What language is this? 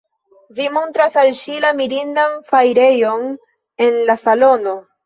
Esperanto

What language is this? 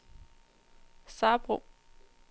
Danish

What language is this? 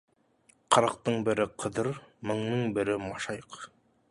Kazakh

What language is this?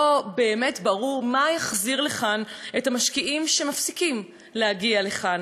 Hebrew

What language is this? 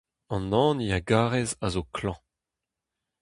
Breton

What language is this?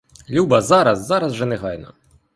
Ukrainian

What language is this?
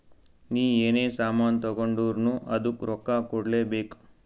Kannada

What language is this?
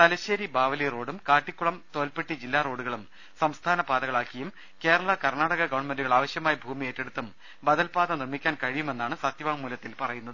Malayalam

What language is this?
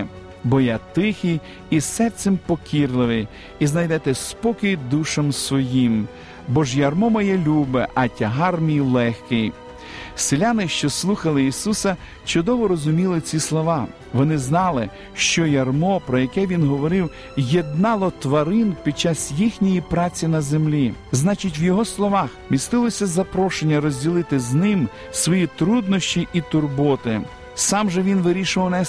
Ukrainian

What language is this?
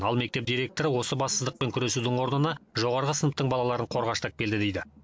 Kazakh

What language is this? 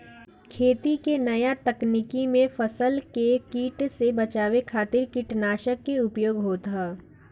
Bhojpuri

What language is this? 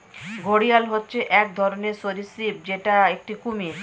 Bangla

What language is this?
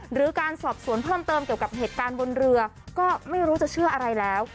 Thai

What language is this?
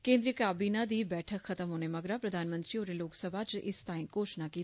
Dogri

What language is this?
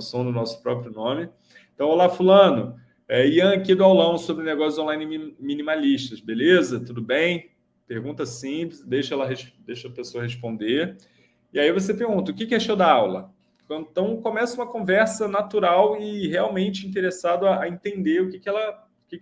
Portuguese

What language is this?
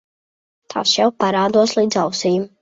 Latvian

